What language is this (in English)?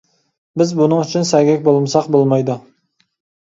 Uyghur